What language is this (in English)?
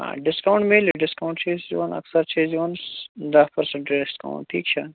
Kashmiri